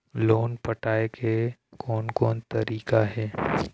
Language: Chhattisgarhi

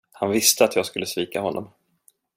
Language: Swedish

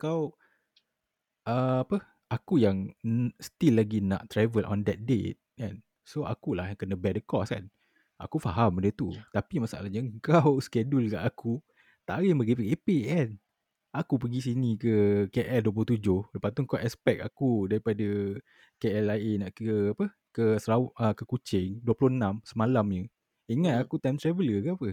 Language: Malay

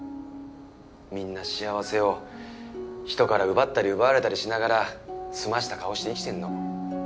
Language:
Japanese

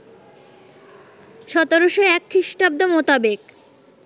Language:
Bangla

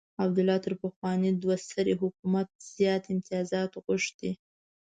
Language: Pashto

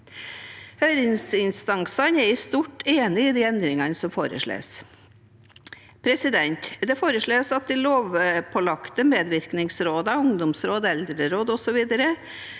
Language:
Norwegian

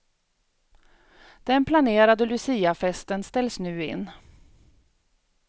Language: Swedish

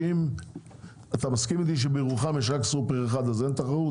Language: Hebrew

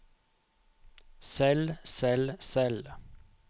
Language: Norwegian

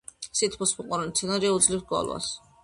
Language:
Georgian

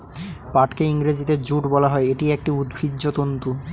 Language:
Bangla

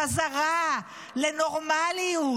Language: Hebrew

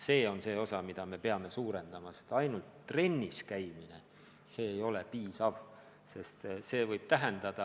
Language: Estonian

